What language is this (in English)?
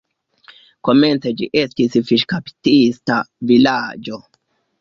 Esperanto